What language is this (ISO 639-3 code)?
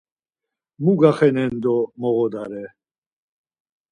lzz